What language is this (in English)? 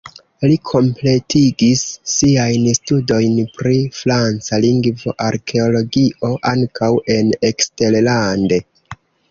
Esperanto